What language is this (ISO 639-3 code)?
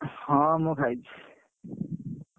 ori